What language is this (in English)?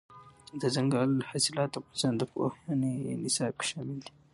Pashto